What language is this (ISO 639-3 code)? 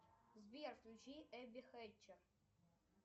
rus